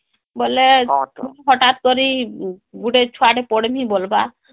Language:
Odia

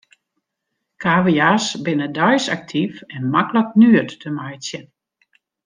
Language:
Western Frisian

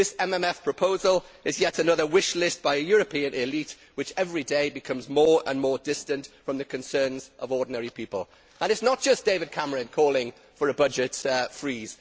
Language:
English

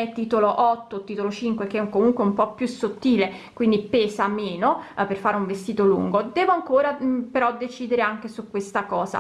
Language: Italian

